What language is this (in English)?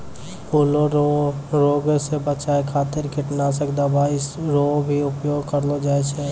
Maithili